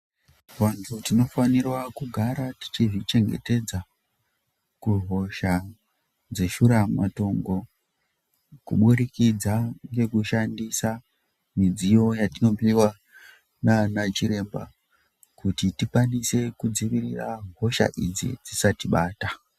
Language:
Ndau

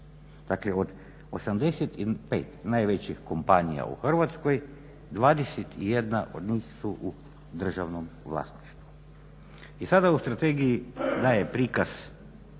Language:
Croatian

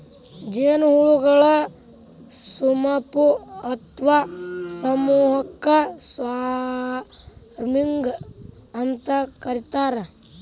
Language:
Kannada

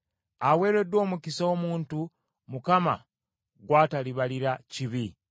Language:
Ganda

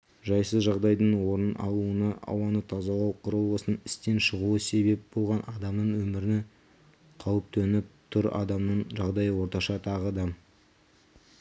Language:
Kazakh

